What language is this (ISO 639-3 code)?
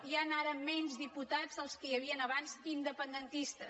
cat